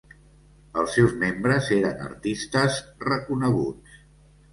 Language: Catalan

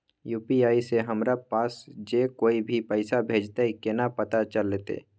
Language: Maithili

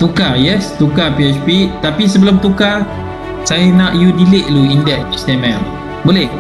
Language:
Malay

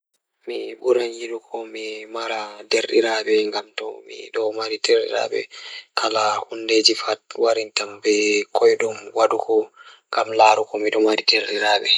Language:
Fula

